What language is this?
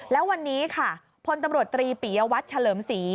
Thai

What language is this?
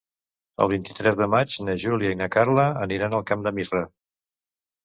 Catalan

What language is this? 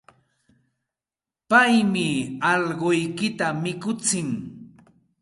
Santa Ana de Tusi Pasco Quechua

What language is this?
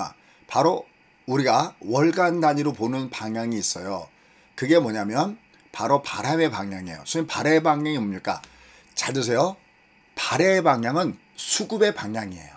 Korean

